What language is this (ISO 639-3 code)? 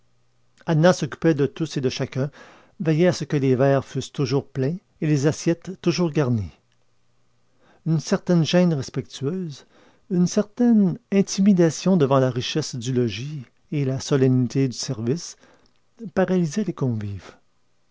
fra